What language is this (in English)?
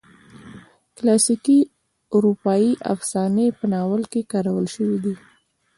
Pashto